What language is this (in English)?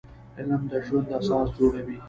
Pashto